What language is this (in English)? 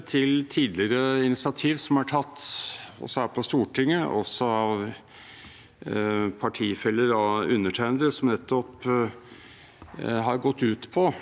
Norwegian